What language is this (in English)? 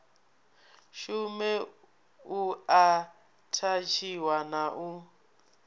Venda